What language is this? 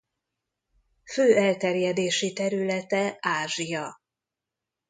Hungarian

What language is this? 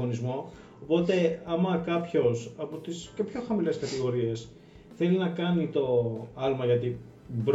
Greek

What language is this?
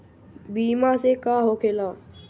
Bhojpuri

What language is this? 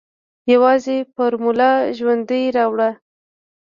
Pashto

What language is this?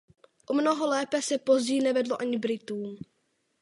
Czech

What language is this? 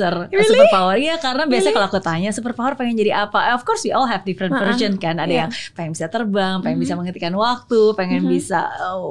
Indonesian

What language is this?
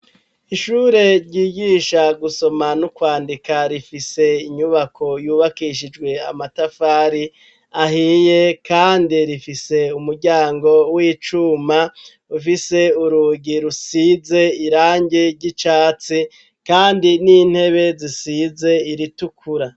Rundi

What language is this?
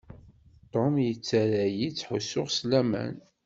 Kabyle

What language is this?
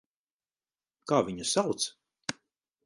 Latvian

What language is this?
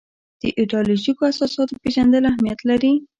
Pashto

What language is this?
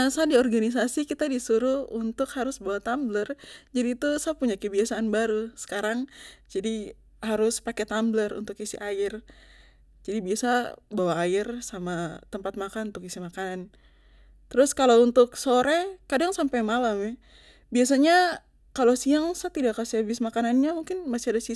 Papuan Malay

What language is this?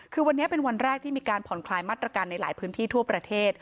Thai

